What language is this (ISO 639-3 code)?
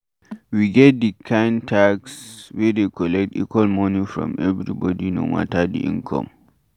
pcm